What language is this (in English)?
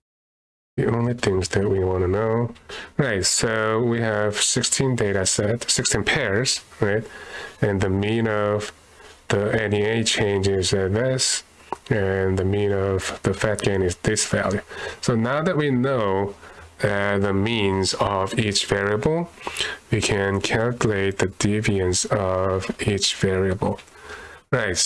English